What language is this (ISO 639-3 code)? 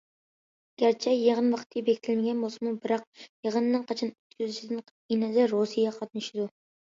uig